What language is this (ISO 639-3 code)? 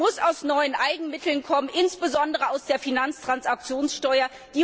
deu